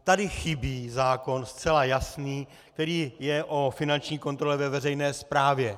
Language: Czech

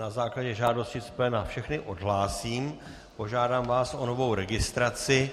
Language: Czech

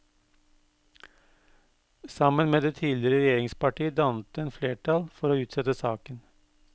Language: Norwegian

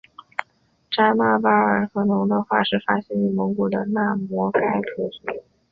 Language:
Chinese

